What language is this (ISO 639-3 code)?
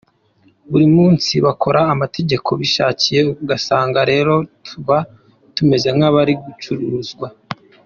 kin